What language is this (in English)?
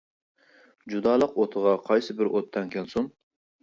Uyghur